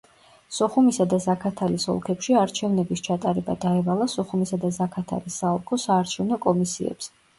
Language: Georgian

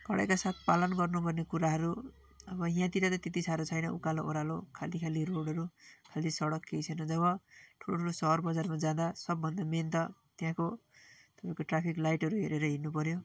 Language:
Nepali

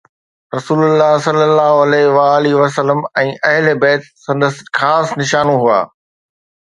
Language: Sindhi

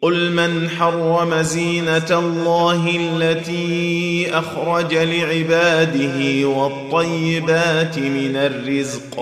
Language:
Arabic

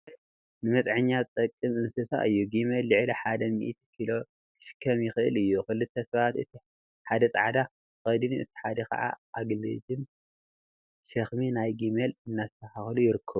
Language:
Tigrinya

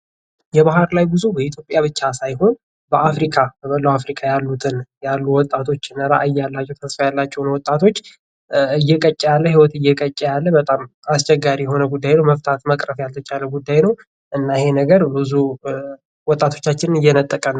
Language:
Amharic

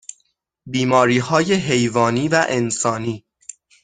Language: Persian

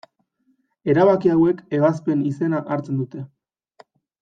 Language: Basque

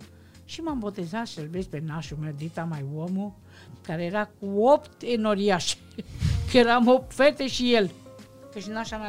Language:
Romanian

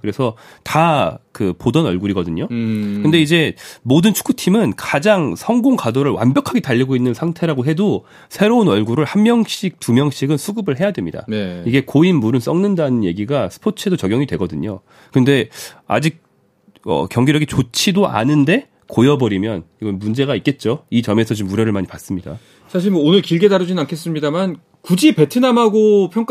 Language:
Korean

